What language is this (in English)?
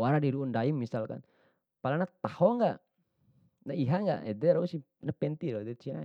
Bima